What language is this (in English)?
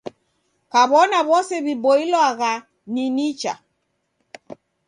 Taita